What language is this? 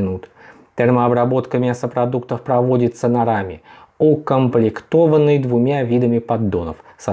Russian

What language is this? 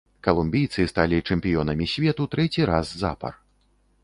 Belarusian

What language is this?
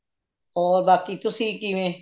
Punjabi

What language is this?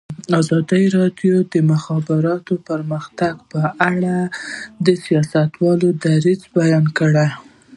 Pashto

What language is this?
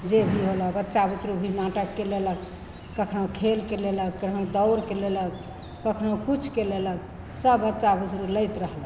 Maithili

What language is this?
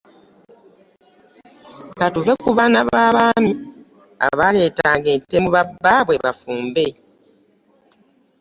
Ganda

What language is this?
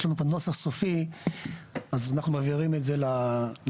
Hebrew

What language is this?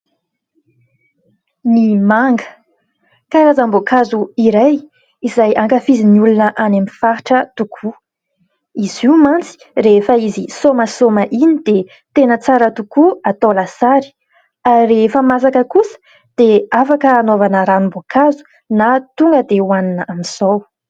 Malagasy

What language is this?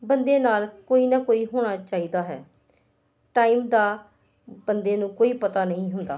Punjabi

